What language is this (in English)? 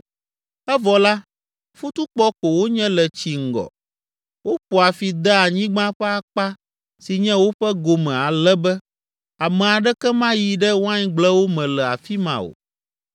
Ewe